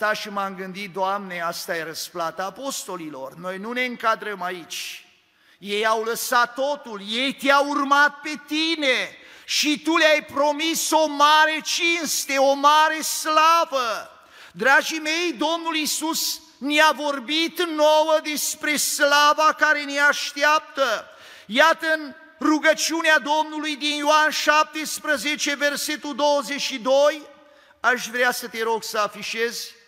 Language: Romanian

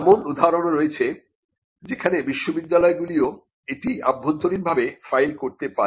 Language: Bangla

